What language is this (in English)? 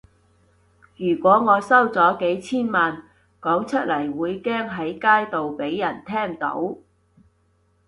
Cantonese